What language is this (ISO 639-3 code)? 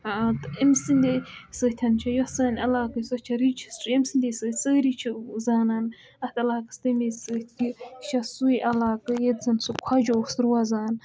kas